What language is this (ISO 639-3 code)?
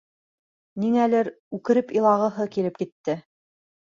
bak